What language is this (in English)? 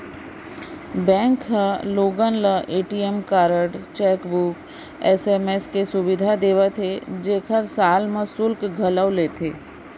Chhattisgarhi